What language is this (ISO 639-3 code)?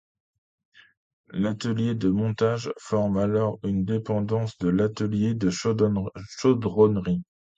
fra